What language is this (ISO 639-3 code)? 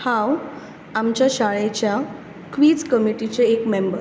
kok